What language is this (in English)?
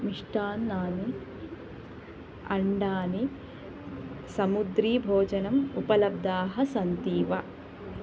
Sanskrit